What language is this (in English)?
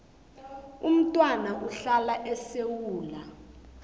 South Ndebele